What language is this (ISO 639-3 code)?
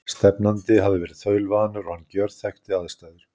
isl